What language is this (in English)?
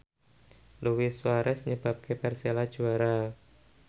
Javanese